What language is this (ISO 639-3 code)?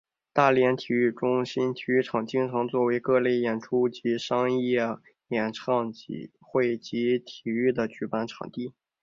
zho